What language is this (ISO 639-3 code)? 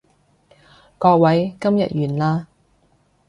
yue